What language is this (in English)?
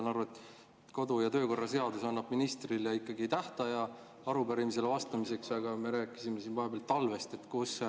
Estonian